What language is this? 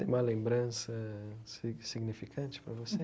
Portuguese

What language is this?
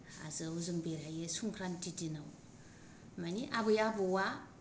Bodo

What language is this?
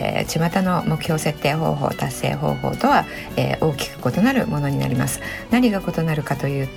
Japanese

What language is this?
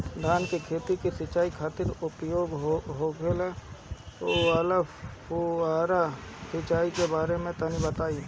Bhojpuri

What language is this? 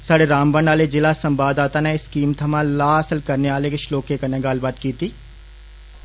Dogri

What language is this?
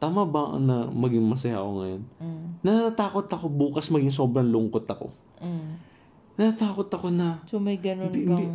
Filipino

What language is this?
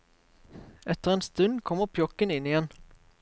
Norwegian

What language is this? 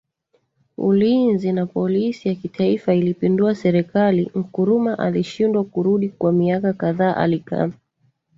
Swahili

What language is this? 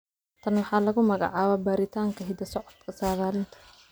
Somali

